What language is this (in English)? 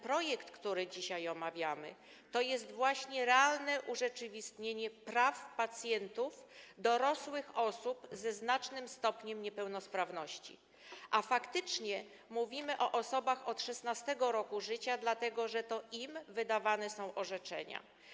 Polish